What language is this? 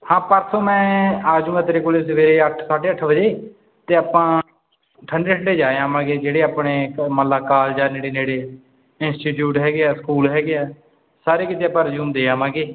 Punjabi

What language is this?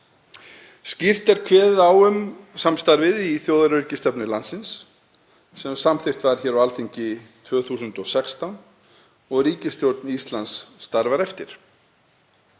Icelandic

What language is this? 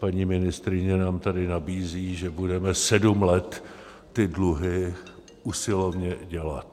Czech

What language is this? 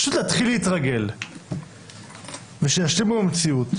Hebrew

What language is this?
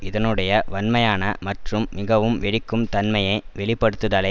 Tamil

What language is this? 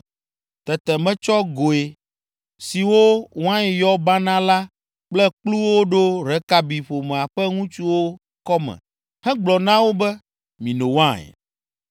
Ewe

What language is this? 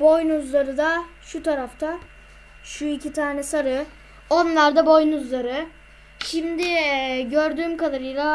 Turkish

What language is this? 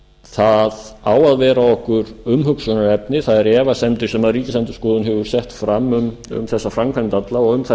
Icelandic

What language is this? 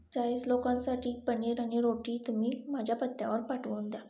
Marathi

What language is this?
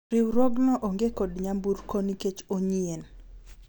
Luo (Kenya and Tanzania)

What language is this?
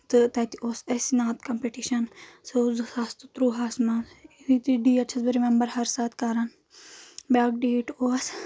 Kashmiri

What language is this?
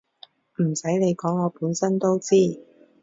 Cantonese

